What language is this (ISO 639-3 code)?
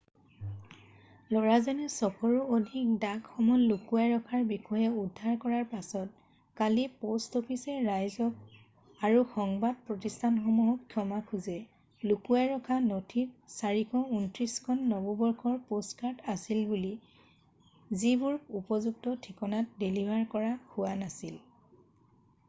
asm